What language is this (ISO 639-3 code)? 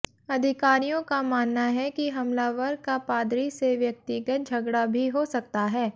hin